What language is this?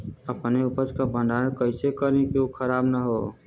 Bhojpuri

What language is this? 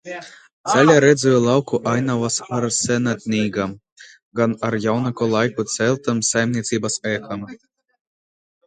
Latvian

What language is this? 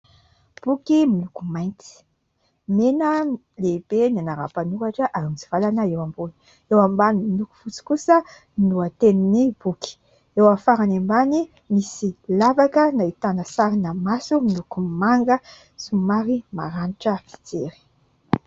Malagasy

